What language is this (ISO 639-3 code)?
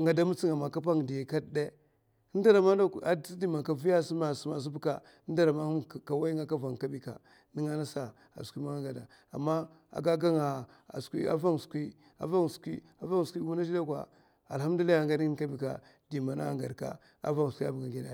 maf